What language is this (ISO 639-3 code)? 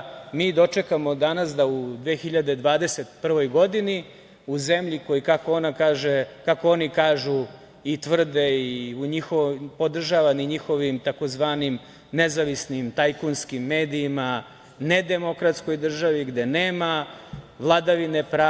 srp